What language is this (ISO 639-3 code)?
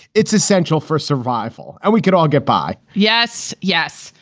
eng